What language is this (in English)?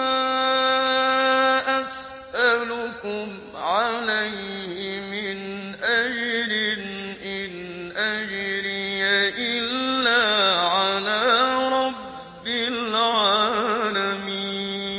Arabic